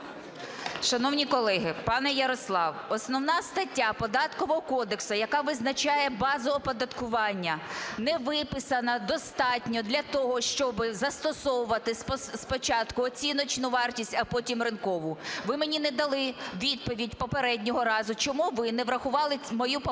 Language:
Ukrainian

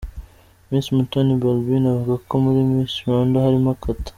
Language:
Kinyarwanda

